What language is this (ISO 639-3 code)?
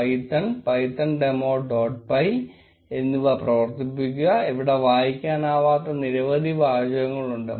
mal